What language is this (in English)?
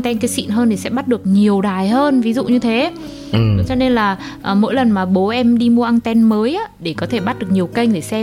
Vietnamese